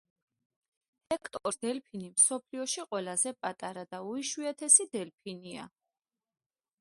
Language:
Georgian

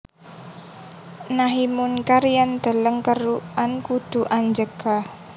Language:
Javanese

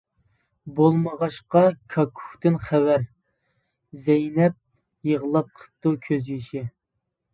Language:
Uyghur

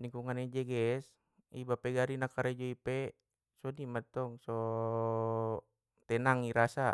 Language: Batak Mandailing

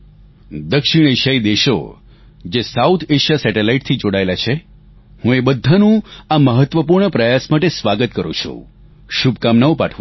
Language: Gujarati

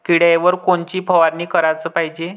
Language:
Marathi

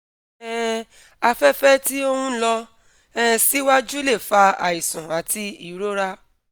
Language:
Yoruba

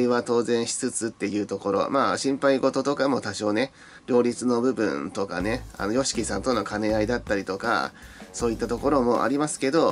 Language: Japanese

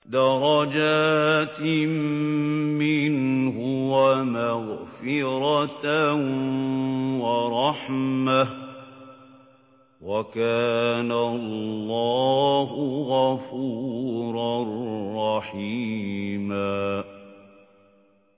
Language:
Arabic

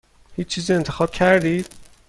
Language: Persian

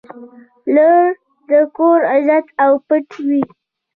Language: Pashto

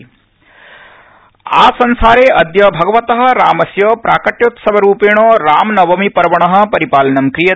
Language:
Sanskrit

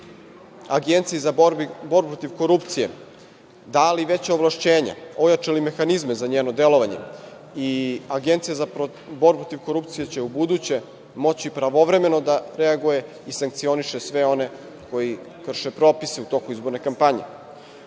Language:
Serbian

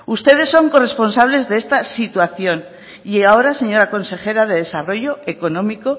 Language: Spanish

